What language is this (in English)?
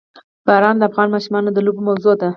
Pashto